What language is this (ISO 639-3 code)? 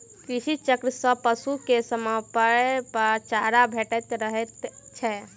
mai